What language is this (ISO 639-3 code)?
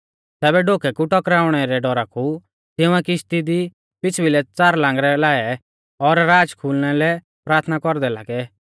bfz